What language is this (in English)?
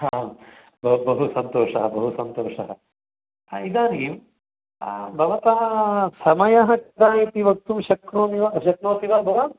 Sanskrit